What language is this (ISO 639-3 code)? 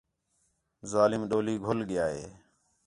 xhe